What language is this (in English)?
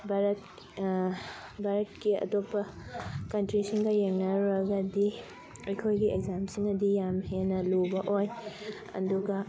Manipuri